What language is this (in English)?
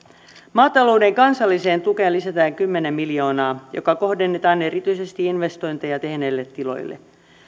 Finnish